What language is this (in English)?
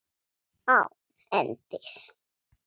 Icelandic